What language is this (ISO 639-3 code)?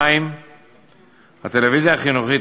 heb